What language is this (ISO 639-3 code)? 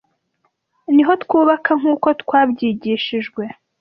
kin